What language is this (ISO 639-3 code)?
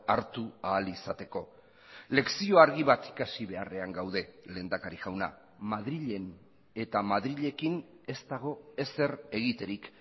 eus